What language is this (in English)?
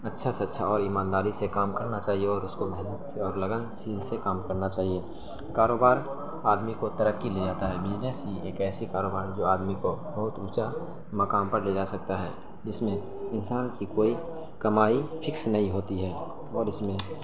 Urdu